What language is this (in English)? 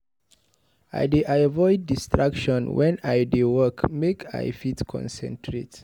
Nigerian Pidgin